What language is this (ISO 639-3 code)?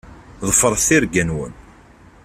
kab